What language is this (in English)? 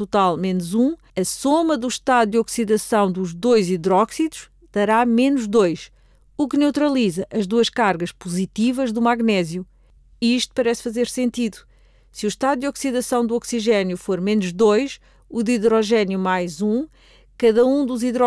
Portuguese